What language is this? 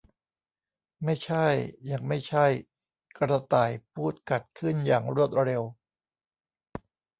Thai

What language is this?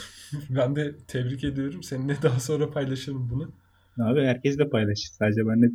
Turkish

